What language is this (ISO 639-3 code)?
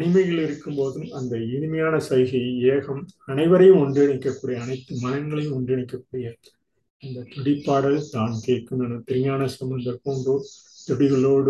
tam